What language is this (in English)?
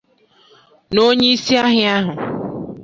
Igbo